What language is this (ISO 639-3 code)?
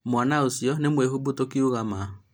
kik